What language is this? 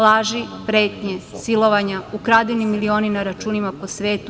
Serbian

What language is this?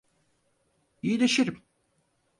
Turkish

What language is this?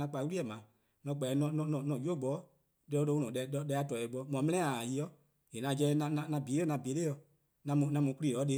Eastern Krahn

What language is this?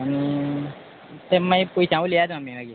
Konkani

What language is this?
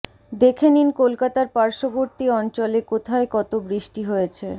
Bangla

